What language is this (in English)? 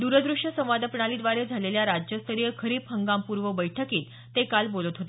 Marathi